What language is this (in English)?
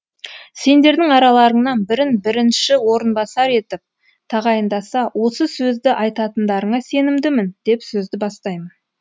Kazakh